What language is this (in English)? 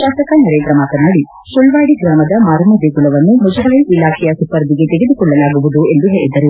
Kannada